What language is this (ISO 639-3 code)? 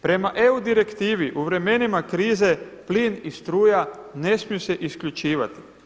hrv